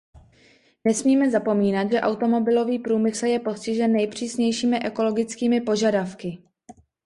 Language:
Czech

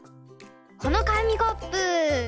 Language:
Japanese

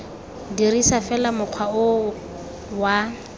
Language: Tswana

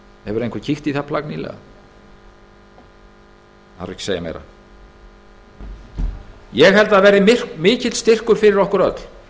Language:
Icelandic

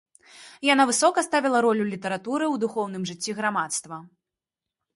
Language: Belarusian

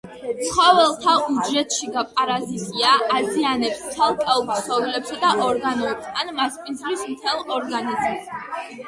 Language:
Georgian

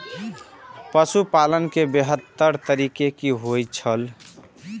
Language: Maithili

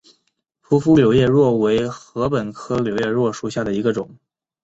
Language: Chinese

